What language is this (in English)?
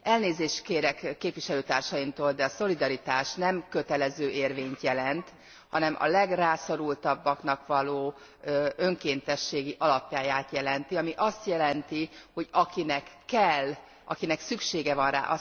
Hungarian